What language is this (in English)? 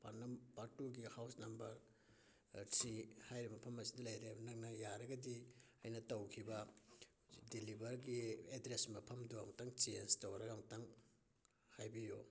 Manipuri